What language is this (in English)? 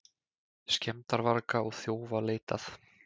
Icelandic